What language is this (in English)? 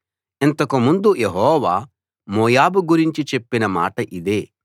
Telugu